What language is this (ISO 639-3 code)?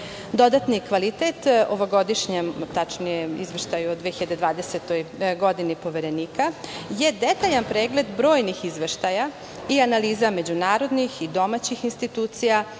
srp